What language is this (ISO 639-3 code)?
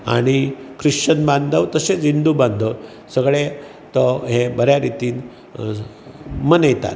kok